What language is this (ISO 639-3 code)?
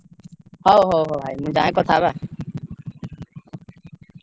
ori